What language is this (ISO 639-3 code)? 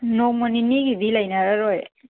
mni